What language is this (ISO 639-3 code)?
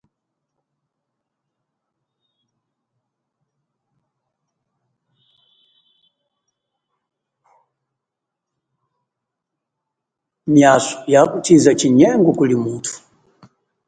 cjk